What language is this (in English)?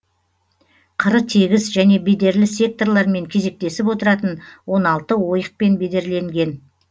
Kazakh